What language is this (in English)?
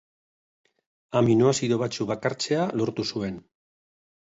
Basque